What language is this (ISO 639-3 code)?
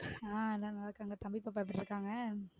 tam